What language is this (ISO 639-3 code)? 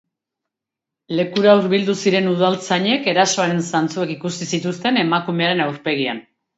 eus